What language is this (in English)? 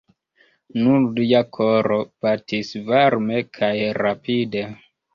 Esperanto